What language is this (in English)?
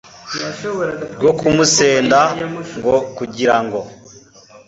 Kinyarwanda